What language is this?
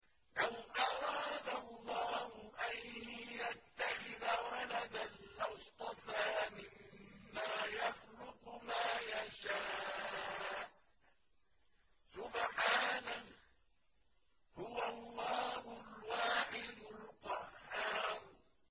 Arabic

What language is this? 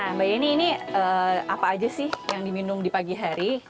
Indonesian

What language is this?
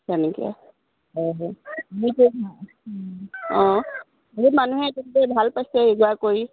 Assamese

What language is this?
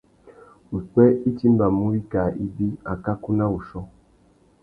Tuki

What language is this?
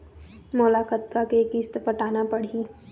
Chhattisgarhi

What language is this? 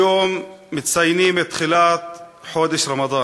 Hebrew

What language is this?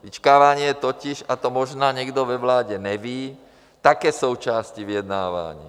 Czech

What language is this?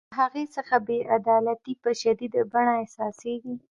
Pashto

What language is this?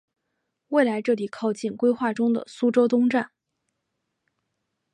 Chinese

